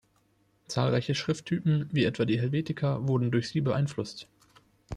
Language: German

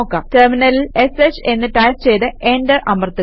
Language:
Malayalam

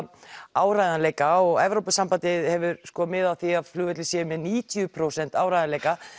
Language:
Icelandic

